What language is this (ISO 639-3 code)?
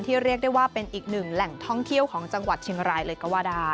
tha